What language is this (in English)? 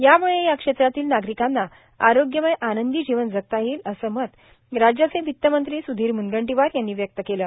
Marathi